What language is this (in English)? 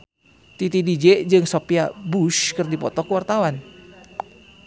Sundanese